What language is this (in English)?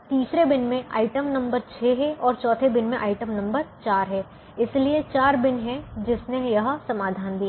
Hindi